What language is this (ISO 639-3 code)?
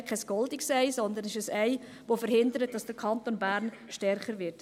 gsw